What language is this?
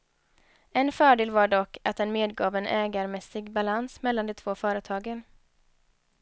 Swedish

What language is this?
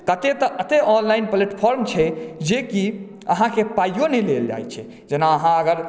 Maithili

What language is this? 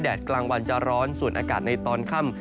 Thai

